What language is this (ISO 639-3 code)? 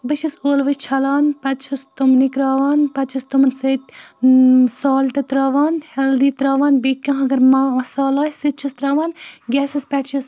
kas